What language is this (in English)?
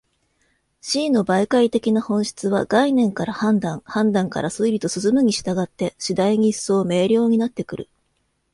Japanese